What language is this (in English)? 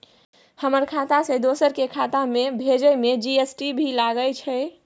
Maithili